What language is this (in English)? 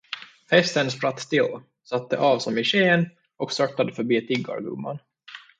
Swedish